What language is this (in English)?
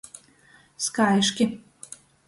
Latgalian